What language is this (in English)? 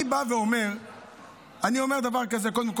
Hebrew